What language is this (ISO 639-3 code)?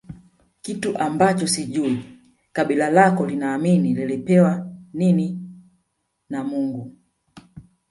swa